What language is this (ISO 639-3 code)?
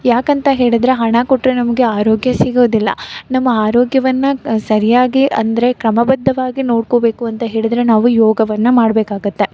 kan